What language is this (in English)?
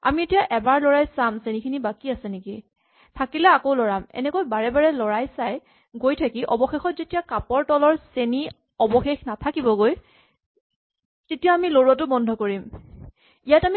Assamese